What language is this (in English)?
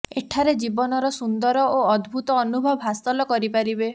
Odia